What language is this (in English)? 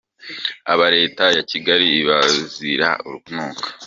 Kinyarwanda